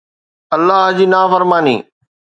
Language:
Sindhi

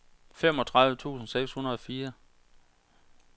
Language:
Danish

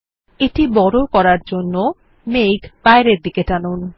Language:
Bangla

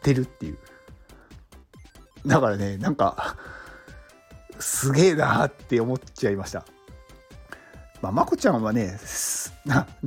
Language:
Japanese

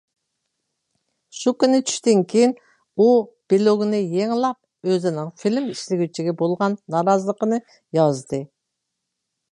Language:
Uyghur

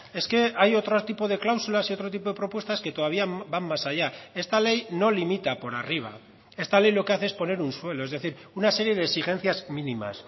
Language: Spanish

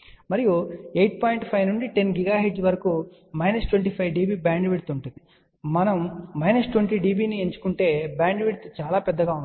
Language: Telugu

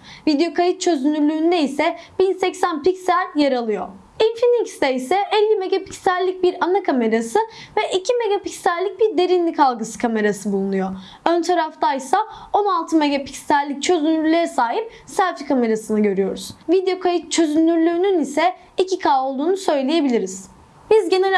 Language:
Turkish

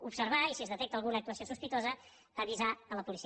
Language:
Catalan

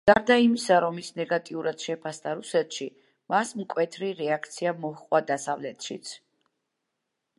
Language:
Georgian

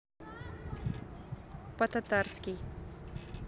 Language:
Russian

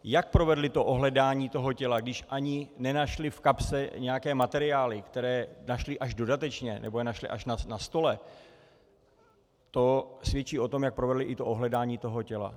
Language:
Czech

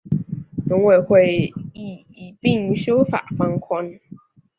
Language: Chinese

